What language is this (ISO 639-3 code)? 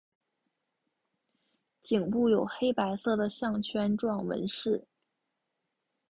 zho